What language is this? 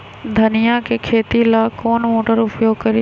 Magahi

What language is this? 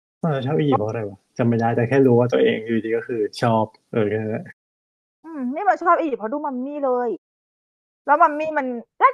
Thai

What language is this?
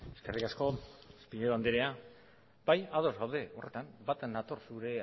Basque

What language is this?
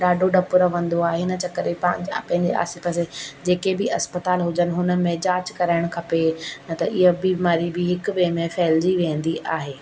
Sindhi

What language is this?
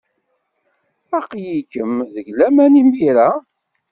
Kabyle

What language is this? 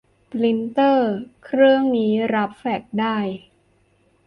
Thai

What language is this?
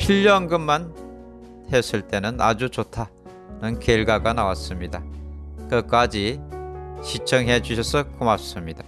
Korean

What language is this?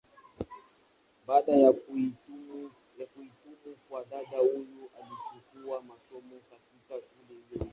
Swahili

